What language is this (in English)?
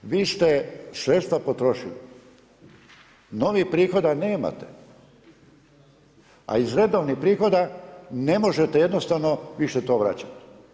Croatian